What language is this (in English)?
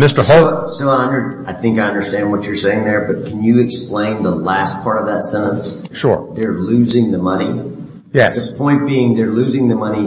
English